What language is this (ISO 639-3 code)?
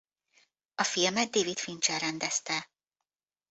hun